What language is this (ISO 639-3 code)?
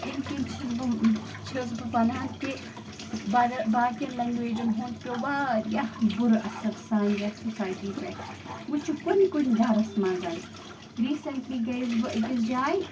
kas